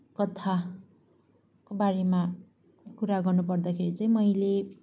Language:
Nepali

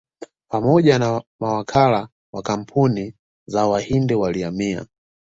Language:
Swahili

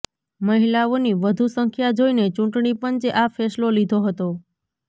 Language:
Gujarati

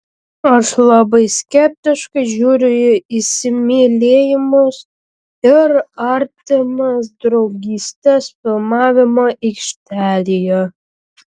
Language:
Lithuanian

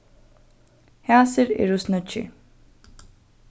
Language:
Faroese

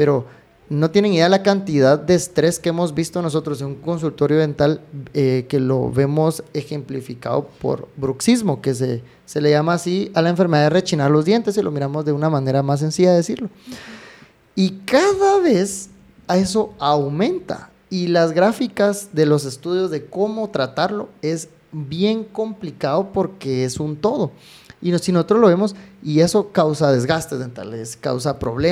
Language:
Spanish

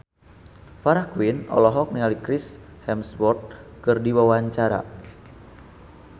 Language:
Sundanese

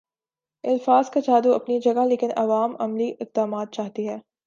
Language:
Urdu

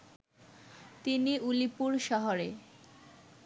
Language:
Bangla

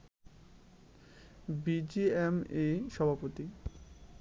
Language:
Bangla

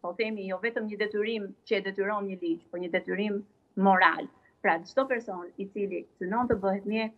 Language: Romanian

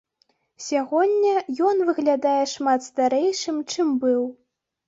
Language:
Belarusian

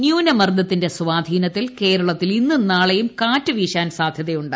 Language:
Malayalam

